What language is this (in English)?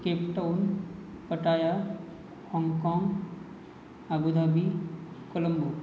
Marathi